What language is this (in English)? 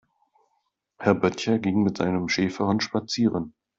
German